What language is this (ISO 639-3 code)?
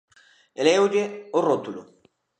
glg